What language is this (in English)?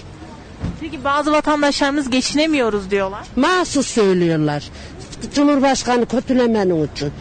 Turkish